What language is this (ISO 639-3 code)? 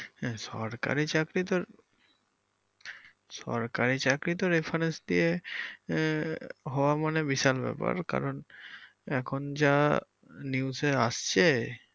ben